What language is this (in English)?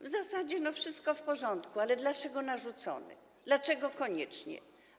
Polish